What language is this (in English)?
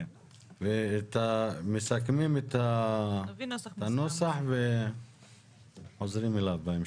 Hebrew